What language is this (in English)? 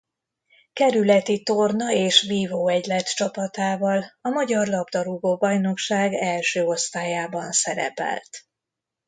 Hungarian